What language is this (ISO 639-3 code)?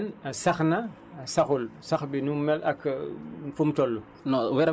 wol